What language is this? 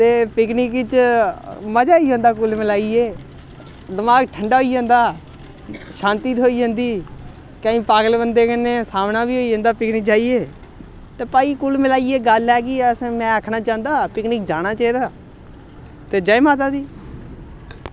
Dogri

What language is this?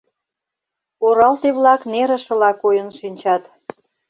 Mari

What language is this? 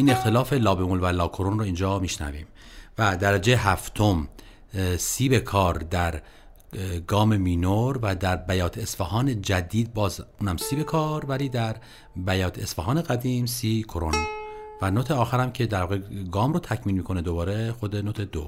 Persian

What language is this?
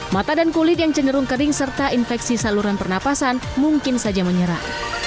Indonesian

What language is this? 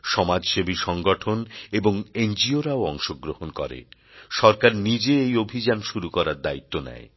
Bangla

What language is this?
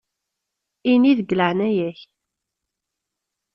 Kabyle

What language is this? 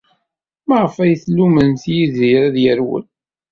Kabyle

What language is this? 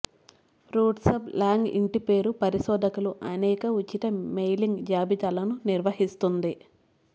Telugu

